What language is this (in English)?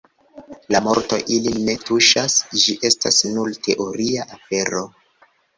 Esperanto